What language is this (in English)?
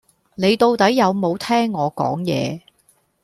Cantonese